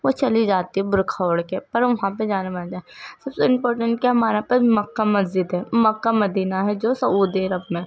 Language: Urdu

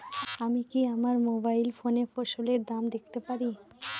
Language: Bangla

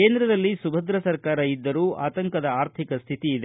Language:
Kannada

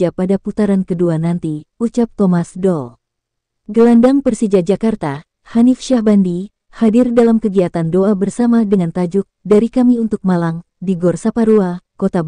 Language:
Indonesian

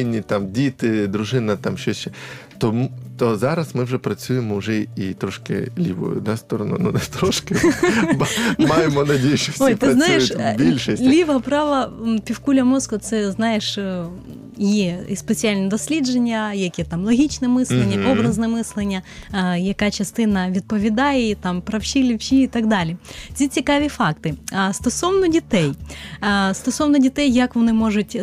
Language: Ukrainian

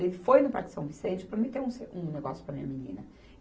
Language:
Portuguese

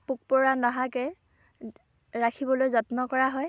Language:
Assamese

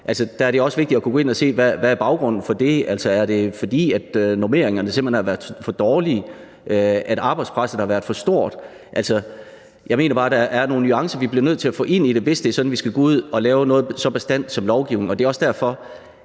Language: Danish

